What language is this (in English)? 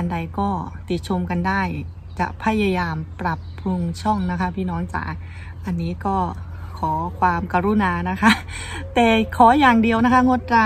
Thai